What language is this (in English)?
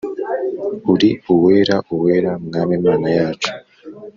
Kinyarwanda